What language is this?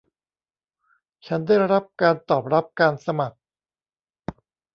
Thai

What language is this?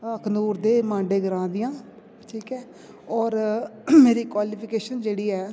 Dogri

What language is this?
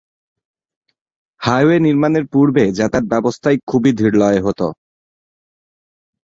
Bangla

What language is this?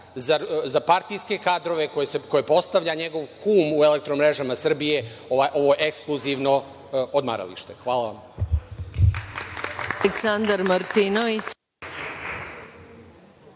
Serbian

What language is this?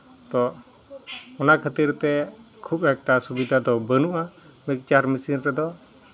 Santali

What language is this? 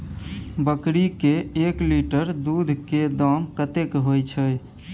Maithili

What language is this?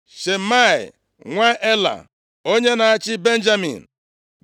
Igbo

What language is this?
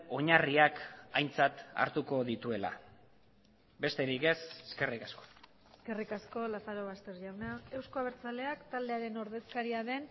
Basque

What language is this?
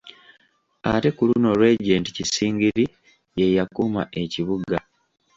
Ganda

